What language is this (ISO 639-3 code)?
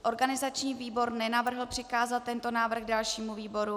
ces